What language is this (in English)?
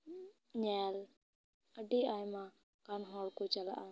Santali